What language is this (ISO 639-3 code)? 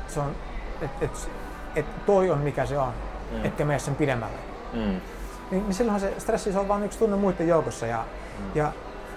fin